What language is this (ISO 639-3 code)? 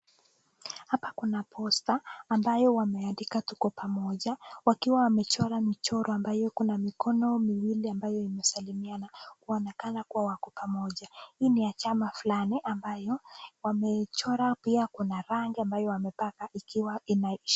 swa